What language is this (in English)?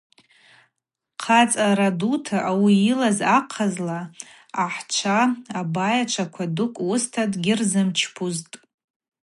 Abaza